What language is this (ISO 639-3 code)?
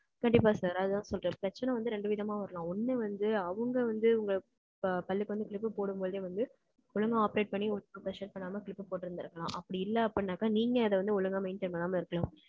tam